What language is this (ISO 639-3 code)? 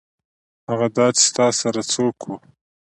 pus